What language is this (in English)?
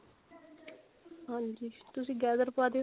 Punjabi